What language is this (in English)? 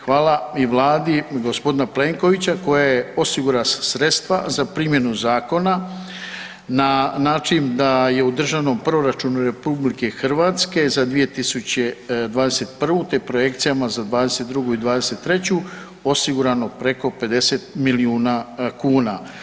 Croatian